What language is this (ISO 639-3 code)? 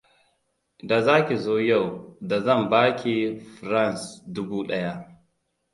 hau